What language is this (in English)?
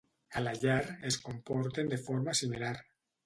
Catalan